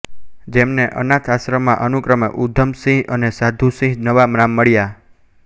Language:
Gujarati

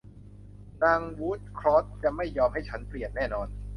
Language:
Thai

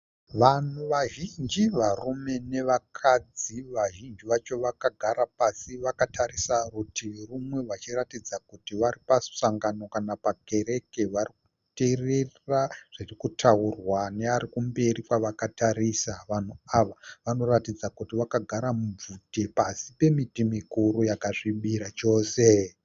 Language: Shona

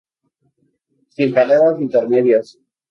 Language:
Spanish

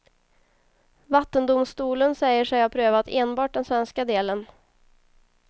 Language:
Swedish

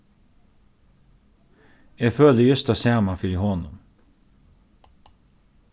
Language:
Faroese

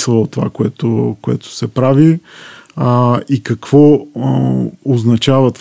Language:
Bulgarian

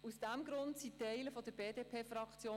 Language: Swiss German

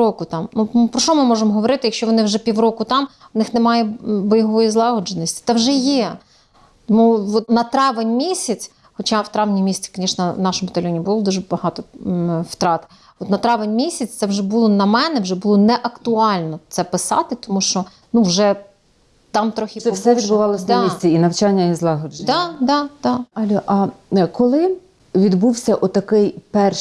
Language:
Ukrainian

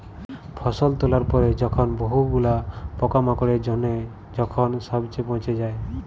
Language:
Bangla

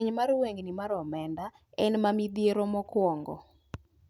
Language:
Luo (Kenya and Tanzania)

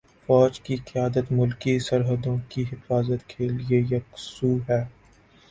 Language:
Urdu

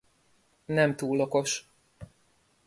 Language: Hungarian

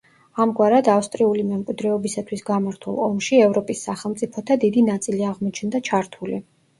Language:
Georgian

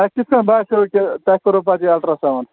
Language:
Kashmiri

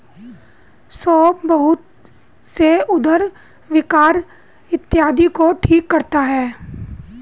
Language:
Hindi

